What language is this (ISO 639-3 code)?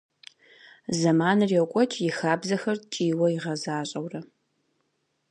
kbd